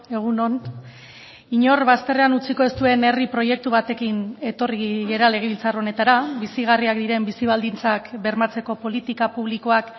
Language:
Basque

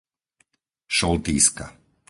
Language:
Slovak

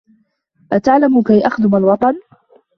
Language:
Arabic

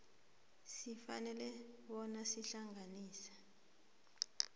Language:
South Ndebele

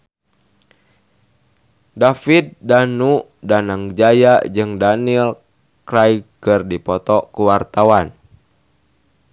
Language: Sundanese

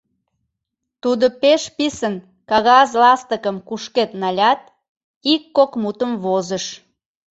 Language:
Mari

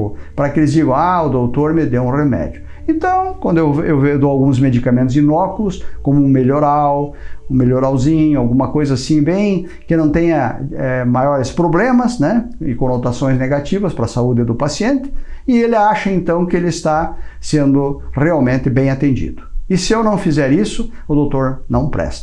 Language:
Portuguese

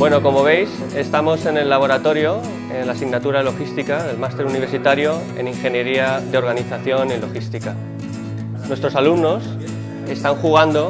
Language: Spanish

